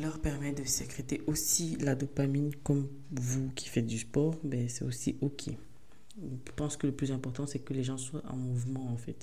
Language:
French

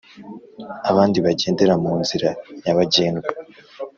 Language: Kinyarwanda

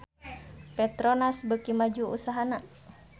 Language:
Sundanese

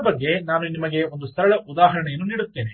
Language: Kannada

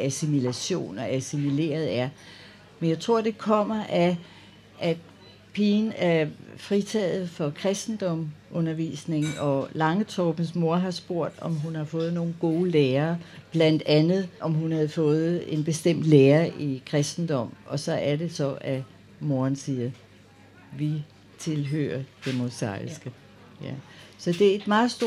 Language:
Danish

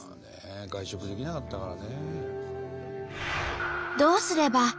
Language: Japanese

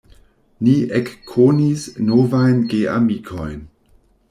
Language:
Esperanto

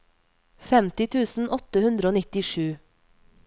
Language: Norwegian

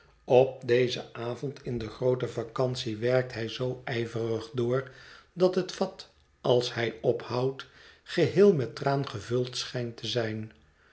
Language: Dutch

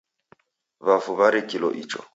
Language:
Taita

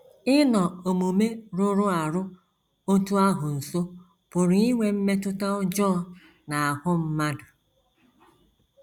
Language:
Igbo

